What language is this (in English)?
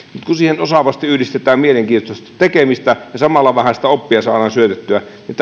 Finnish